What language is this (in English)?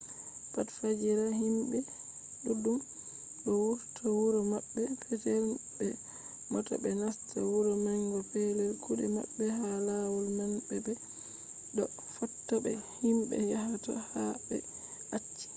Fula